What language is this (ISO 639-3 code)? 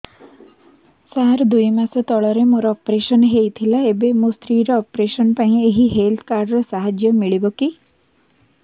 ori